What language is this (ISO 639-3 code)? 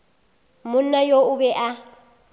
nso